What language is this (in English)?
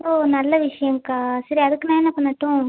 Tamil